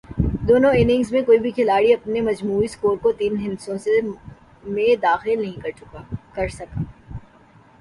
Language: Urdu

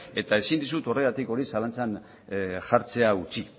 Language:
Basque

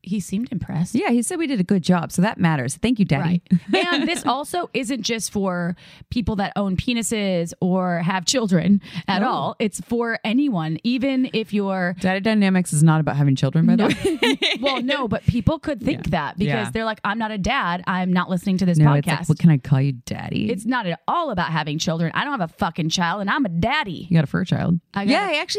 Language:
English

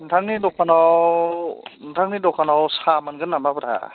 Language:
Bodo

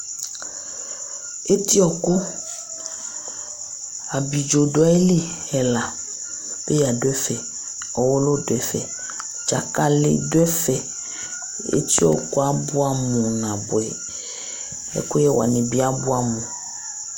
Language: Ikposo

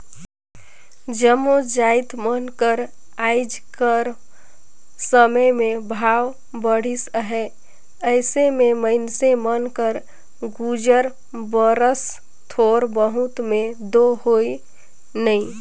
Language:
Chhattisgarhi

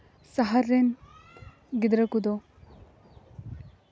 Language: Santali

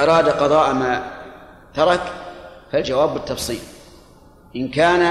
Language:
Arabic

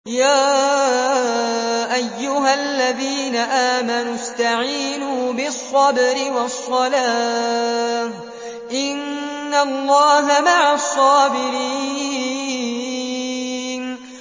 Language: Arabic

